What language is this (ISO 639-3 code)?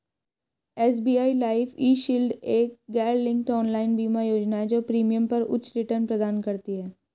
hin